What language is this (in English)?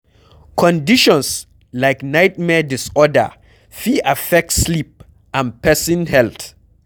Nigerian Pidgin